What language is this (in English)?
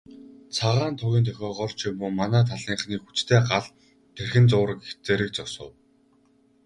Mongolian